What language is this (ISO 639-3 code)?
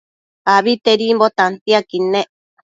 mcf